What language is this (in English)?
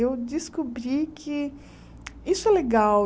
Portuguese